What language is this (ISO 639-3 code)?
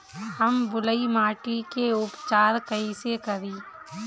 bho